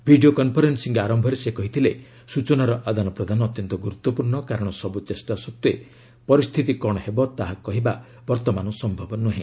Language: Odia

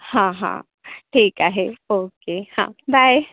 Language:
Marathi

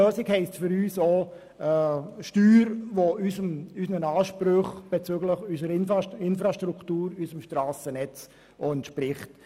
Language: Swiss German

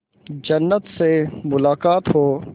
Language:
Hindi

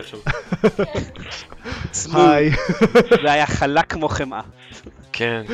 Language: Hebrew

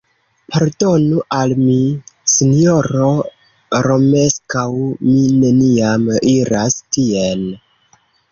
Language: Esperanto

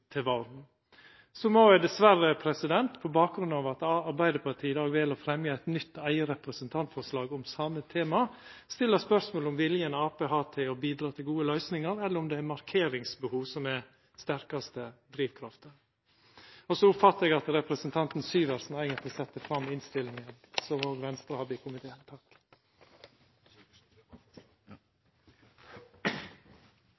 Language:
Norwegian Nynorsk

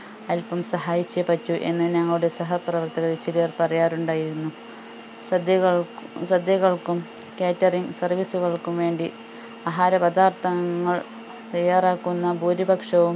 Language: Malayalam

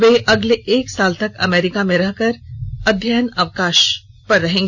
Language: Hindi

